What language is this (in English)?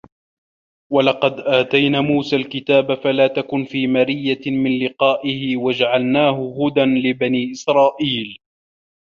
Arabic